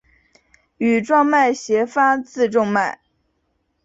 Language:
Chinese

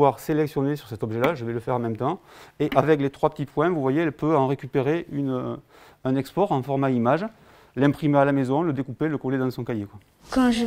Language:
French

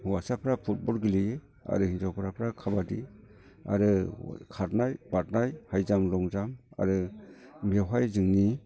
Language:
Bodo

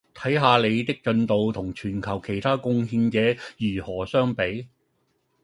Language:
Cantonese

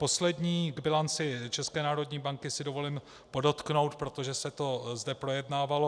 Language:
Czech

